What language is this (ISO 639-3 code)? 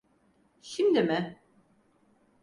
tur